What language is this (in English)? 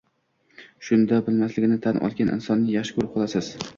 Uzbek